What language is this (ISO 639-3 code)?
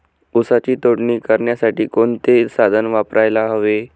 mar